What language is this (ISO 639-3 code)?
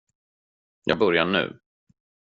swe